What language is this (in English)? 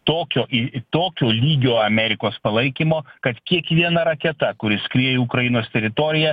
Lithuanian